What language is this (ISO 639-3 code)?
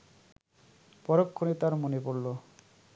ben